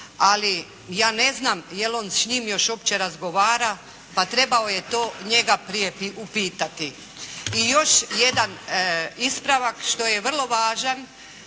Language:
Croatian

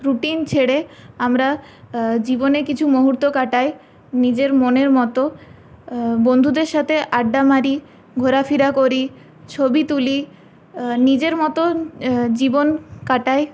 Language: Bangla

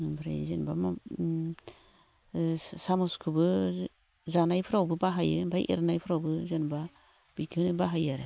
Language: Bodo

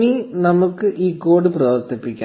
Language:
Malayalam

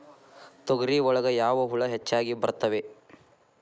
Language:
Kannada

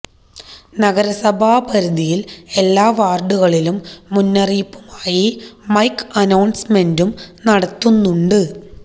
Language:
Malayalam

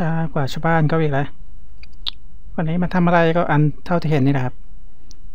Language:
Thai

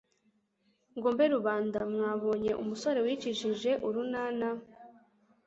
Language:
Kinyarwanda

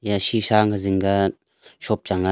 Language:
Wancho Naga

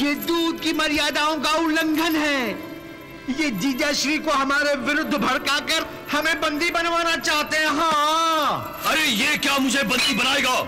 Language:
Hindi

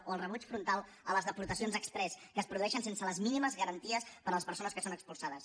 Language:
Catalan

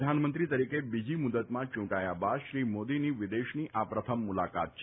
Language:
Gujarati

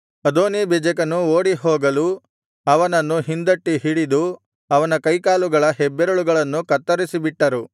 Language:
Kannada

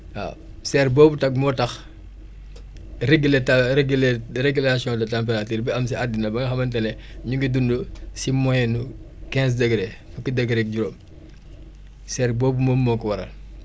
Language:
Wolof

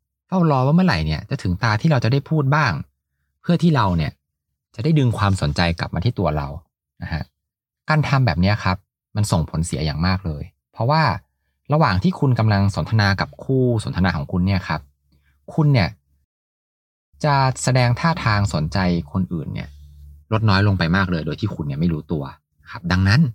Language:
Thai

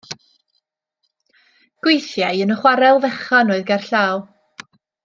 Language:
Welsh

